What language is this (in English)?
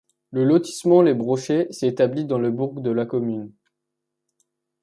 French